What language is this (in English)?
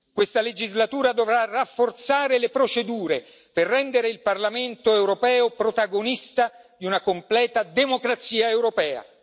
Italian